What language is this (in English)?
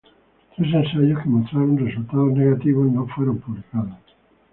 Spanish